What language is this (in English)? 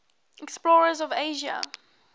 English